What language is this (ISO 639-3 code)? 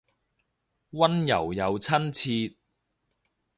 yue